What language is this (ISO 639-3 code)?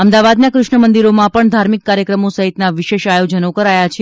guj